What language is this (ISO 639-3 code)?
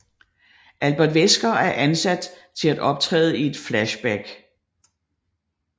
dan